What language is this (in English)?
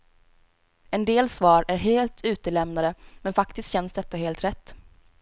Swedish